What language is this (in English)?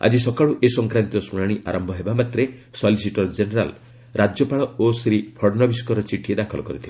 Odia